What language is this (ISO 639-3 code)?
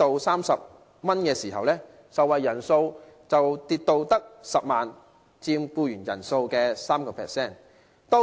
yue